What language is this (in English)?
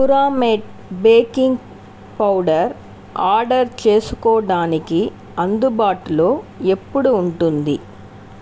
Telugu